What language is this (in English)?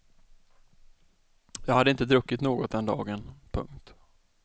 Swedish